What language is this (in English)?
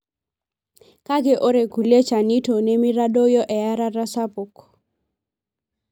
Masai